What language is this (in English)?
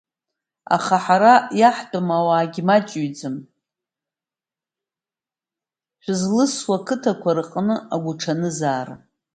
Abkhazian